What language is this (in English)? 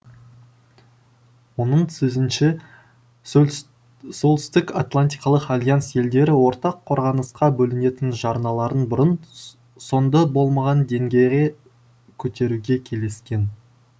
Kazakh